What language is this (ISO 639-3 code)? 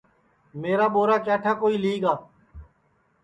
ssi